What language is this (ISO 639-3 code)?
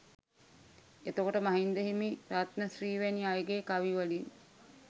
sin